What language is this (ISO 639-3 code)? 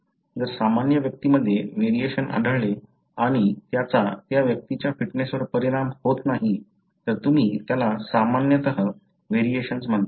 mar